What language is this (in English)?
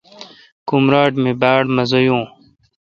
Kalkoti